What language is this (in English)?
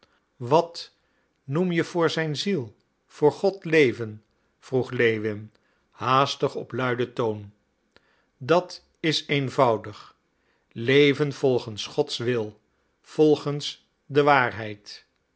Dutch